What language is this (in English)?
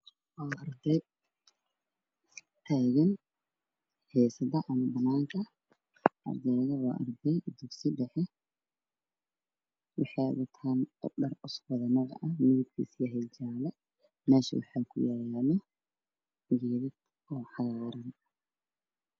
Somali